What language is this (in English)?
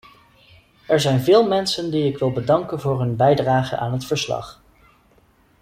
Dutch